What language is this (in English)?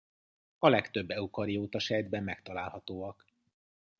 Hungarian